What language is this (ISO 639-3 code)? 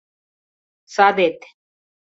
chm